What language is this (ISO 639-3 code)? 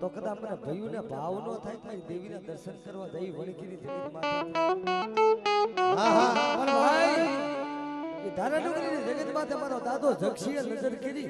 guj